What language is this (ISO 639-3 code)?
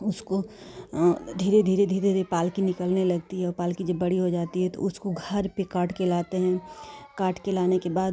hin